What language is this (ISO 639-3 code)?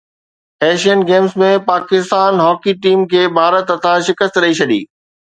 snd